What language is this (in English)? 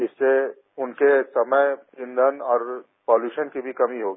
Hindi